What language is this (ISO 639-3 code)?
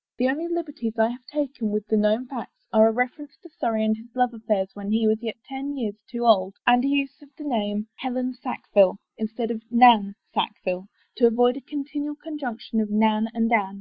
eng